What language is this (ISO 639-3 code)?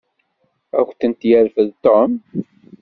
kab